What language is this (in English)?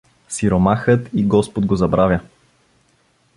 Bulgarian